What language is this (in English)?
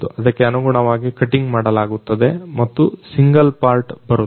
Kannada